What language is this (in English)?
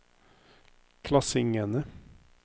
Norwegian